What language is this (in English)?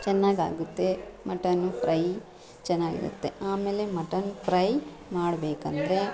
Kannada